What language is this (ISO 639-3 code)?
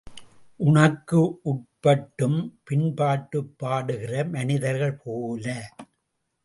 tam